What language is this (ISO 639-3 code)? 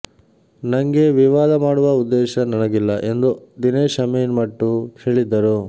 kan